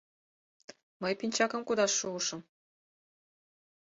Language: Mari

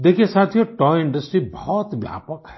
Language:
Hindi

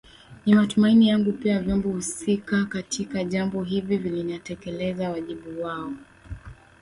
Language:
Swahili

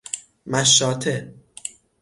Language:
Persian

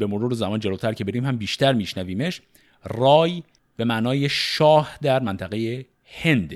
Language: Persian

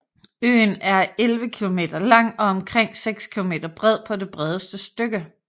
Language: Danish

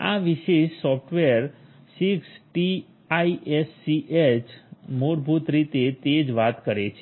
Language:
Gujarati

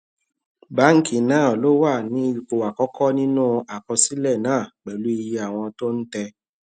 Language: Yoruba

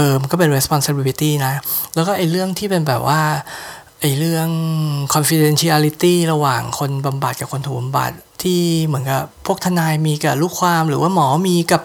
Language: Thai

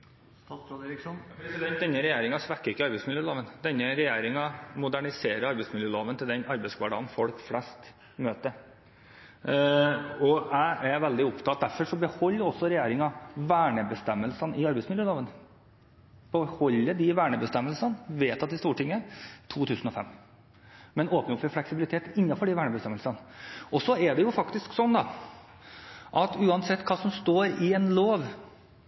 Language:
Norwegian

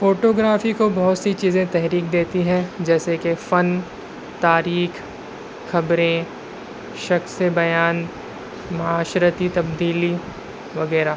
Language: Urdu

